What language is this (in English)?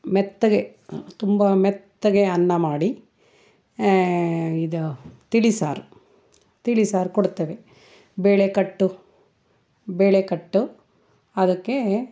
Kannada